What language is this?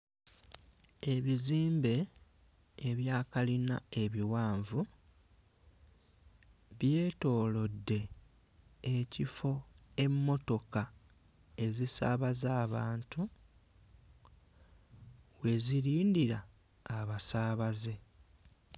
Ganda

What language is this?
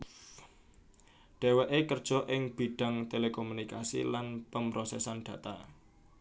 Javanese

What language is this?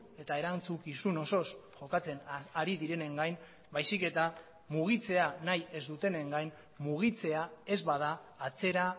Basque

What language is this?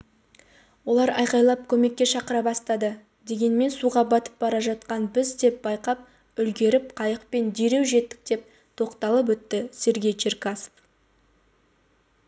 Kazakh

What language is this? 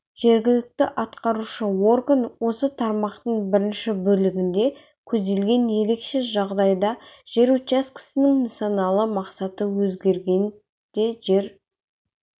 Kazakh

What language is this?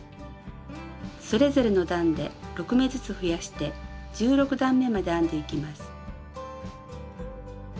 Japanese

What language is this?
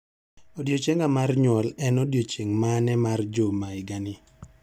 Luo (Kenya and Tanzania)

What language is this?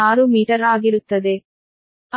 Kannada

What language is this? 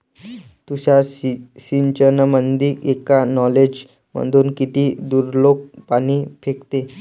Marathi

